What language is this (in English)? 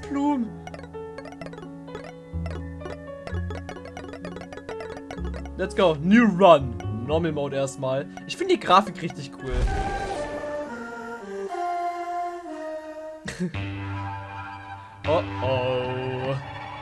German